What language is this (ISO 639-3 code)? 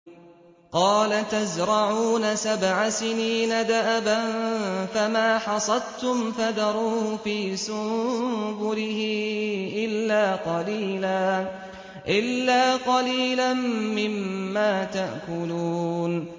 ara